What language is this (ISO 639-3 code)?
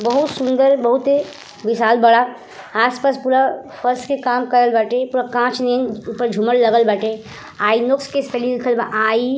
bho